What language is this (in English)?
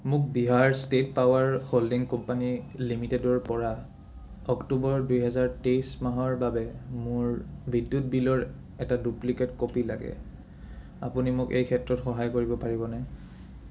Assamese